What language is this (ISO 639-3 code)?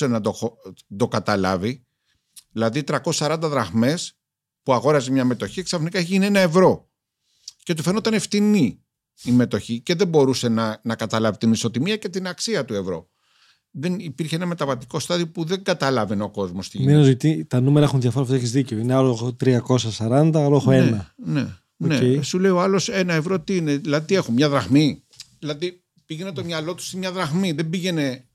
ell